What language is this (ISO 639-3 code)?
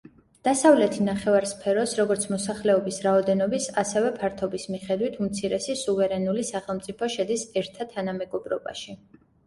kat